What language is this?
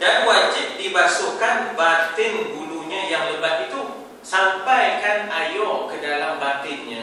Malay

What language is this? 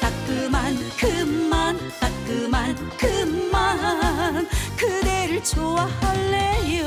Korean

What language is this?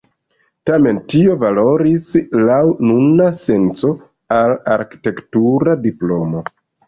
Esperanto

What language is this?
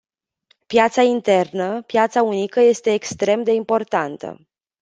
Romanian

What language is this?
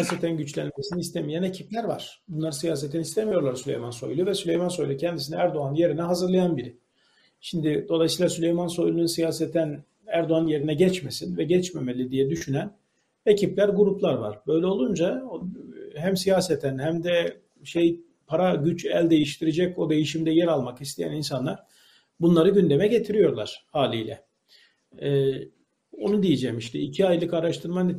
Turkish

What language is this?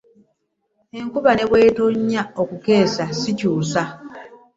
Ganda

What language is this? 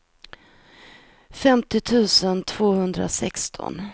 Swedish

